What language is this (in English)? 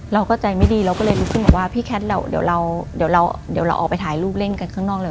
Thai